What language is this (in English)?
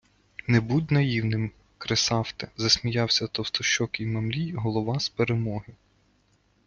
Ukrainian